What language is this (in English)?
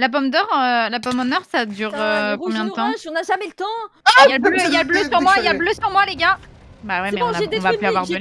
French